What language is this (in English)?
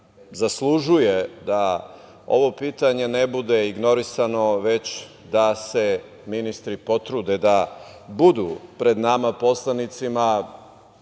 Serbian